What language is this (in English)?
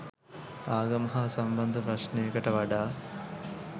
Sinhala